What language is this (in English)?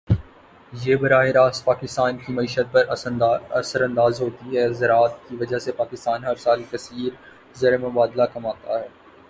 Urdu